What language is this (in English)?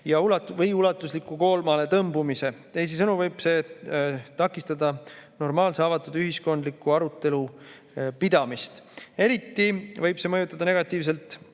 Estonian